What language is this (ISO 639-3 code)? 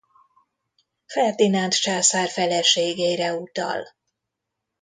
hun